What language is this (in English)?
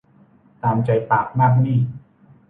Thai